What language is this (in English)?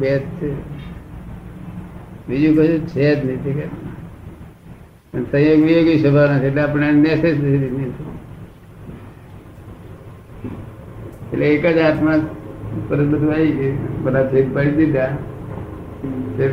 Gujarati